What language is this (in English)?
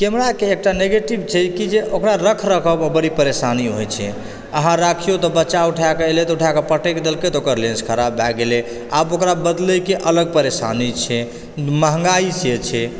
Maithili